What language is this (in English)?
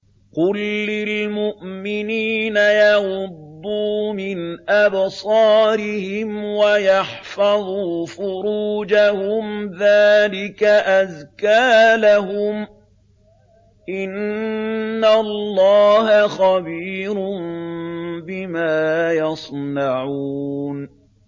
Arabic